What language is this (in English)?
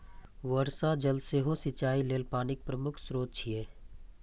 Maithili